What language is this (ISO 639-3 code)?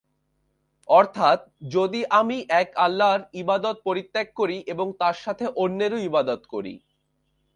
ben